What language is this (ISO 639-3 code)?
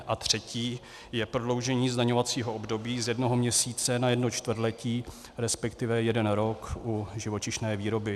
ces